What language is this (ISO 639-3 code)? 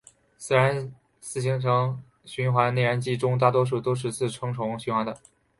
zho